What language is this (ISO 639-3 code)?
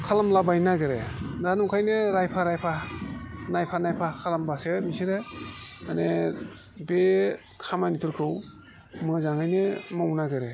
brx